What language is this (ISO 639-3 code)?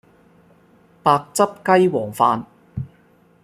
yue